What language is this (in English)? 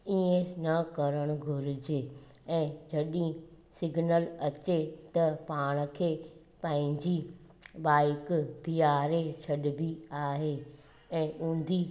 Sindhi